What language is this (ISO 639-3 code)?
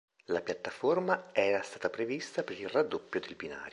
ita